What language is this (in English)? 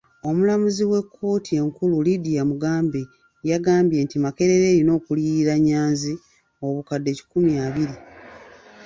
Ganda